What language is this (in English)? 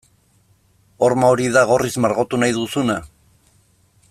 Basque